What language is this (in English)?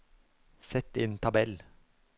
Norwegian